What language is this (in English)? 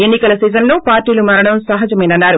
Telugu